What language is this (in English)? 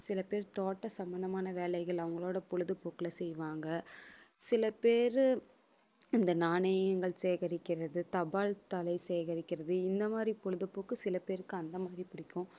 Tamil